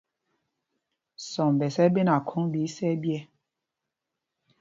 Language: Mpumpong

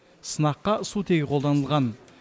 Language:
Kazakh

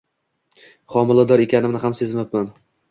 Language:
Uzbek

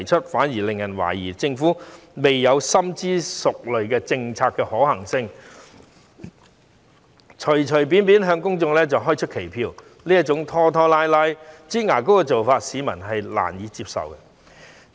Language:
Cantonese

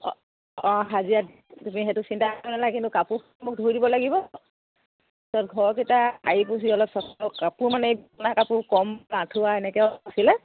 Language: Assamese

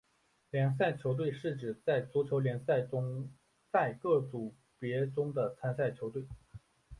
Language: Chinese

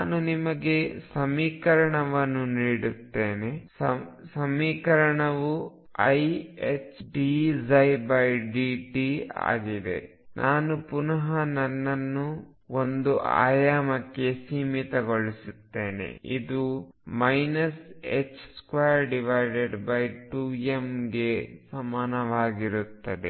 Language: Kannada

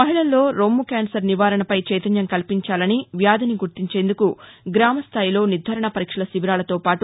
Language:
Telugu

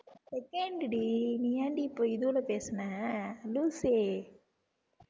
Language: Tamil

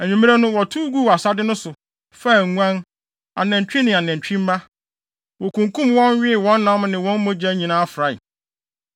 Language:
Akan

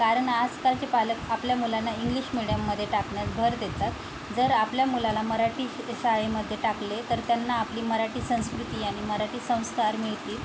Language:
Marathi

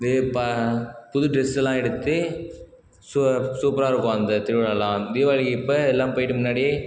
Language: Tamil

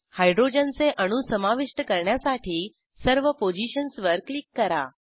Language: Marathi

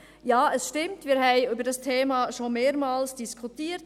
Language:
Swiss German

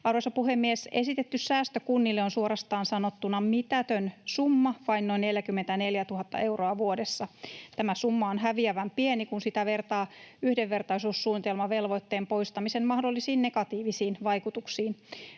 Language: Finnish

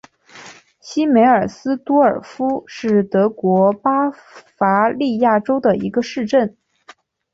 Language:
Chinese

